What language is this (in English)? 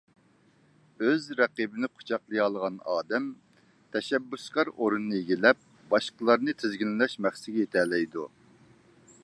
Uyghur